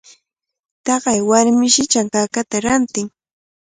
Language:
Cajatambo North Lima Quechua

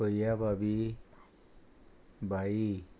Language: Konkani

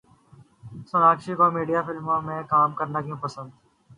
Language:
Urdu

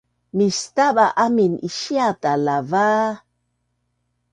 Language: Bunun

